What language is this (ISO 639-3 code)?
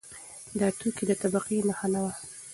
pus